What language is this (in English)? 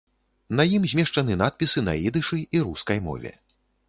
Belarusian